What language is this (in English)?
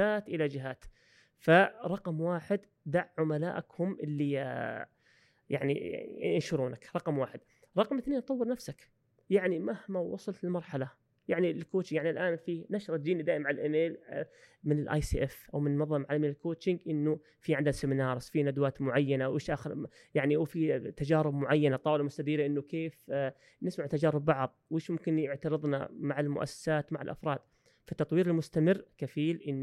Arabic